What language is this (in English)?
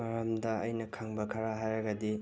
Manipuri